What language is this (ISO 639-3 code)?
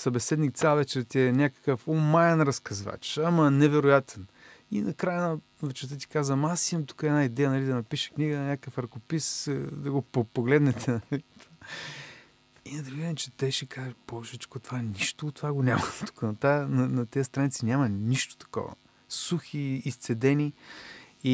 bul